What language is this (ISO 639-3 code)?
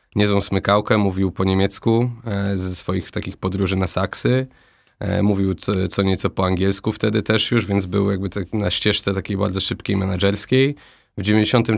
pol